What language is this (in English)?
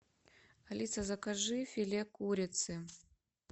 Russian